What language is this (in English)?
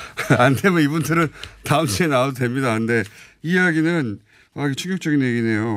Korean